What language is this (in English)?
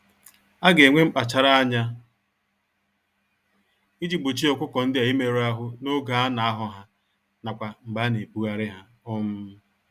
Igbo